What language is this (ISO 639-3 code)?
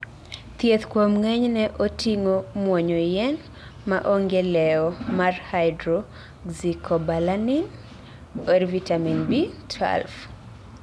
luo